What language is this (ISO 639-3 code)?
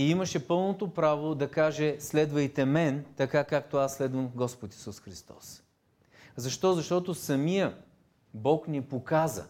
bul